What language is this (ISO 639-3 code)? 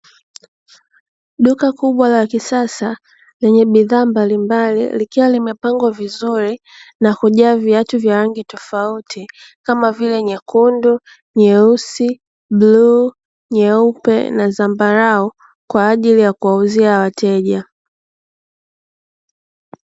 swa